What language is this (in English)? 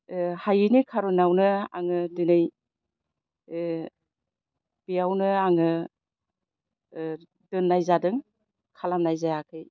Bodo